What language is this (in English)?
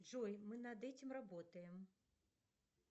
Russian